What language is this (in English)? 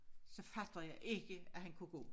Danish